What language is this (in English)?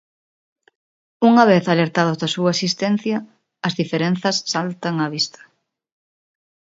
Galician